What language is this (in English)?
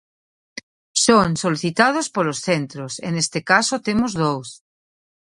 Galician